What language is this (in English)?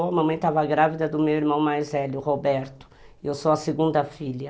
Portuguese